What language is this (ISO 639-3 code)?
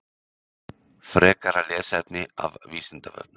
isl